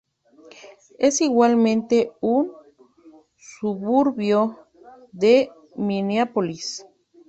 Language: Spanish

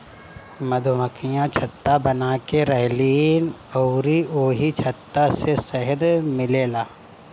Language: Bhojpuri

